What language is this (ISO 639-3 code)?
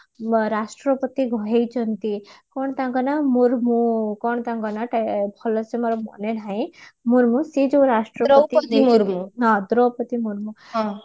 ori